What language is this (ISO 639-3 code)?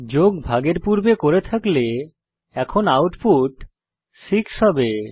ben